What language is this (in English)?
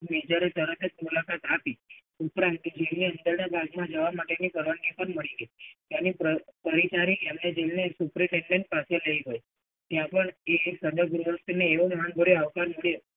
Gujarati